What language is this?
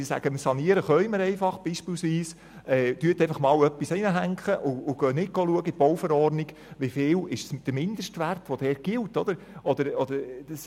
Swiss German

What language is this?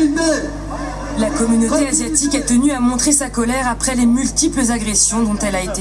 French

